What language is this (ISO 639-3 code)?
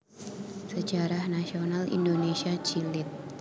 jav